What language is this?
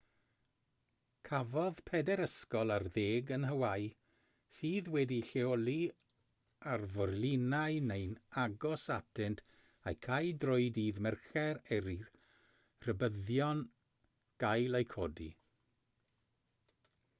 Welsh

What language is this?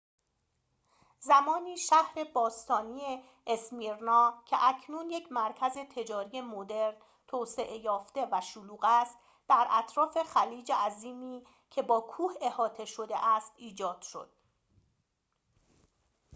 Persian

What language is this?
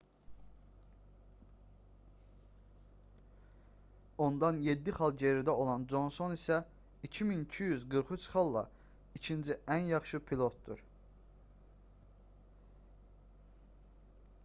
Azerbaijani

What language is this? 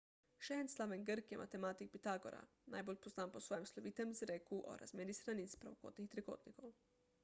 Slovenian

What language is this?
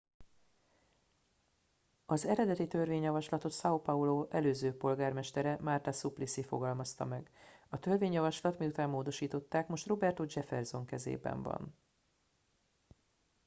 Hungarian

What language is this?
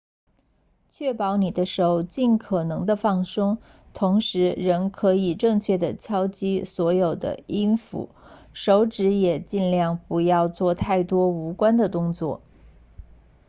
Chinese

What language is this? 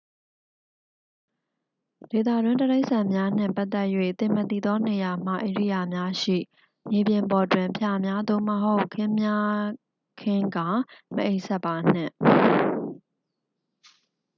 Burmese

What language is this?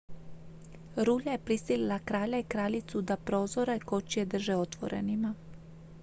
Croatian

